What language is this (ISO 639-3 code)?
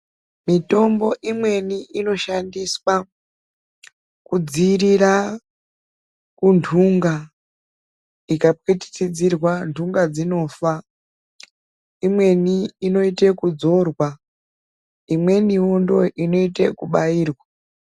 ndc